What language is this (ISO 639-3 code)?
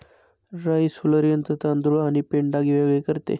mar